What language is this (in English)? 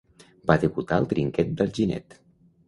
Catalan